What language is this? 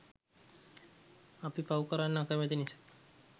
Sinhala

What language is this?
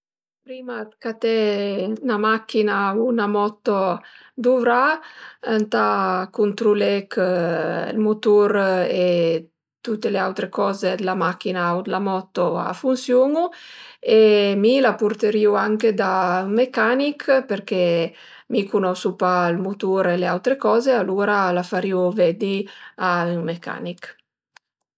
Piedmontese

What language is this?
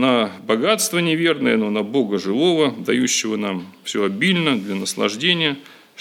Russian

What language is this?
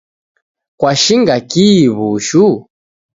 Taita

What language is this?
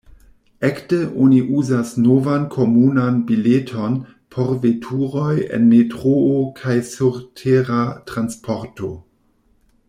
Esperanto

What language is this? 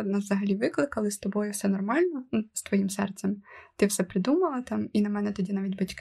Ukrainian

